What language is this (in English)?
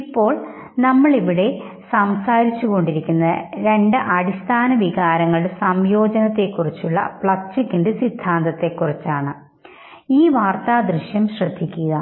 Malayalam